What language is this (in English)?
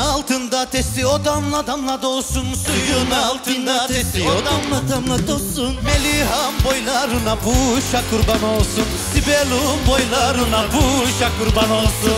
Turkish